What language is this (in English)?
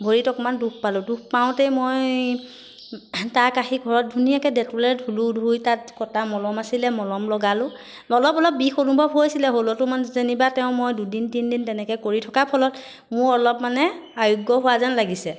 Assamese